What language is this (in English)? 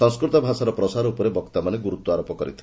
Odia